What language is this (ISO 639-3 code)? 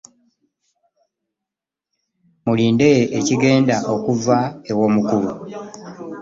lug